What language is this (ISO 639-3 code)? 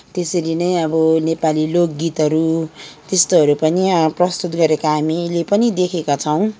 nep